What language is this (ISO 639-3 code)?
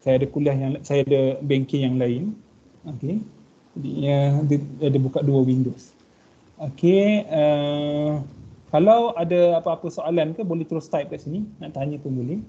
msa